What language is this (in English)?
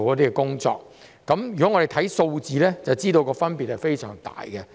Cantonese